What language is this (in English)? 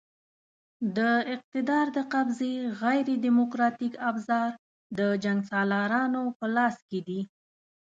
Pashto